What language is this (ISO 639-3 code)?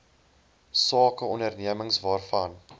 afr